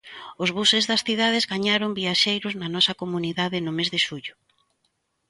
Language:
Galician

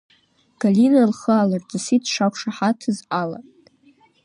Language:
Abkhazian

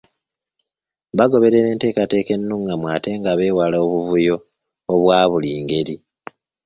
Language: Ganda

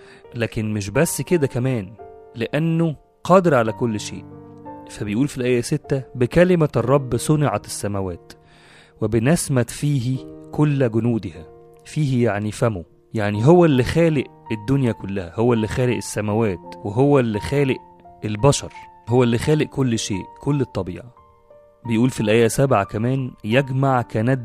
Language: Arabic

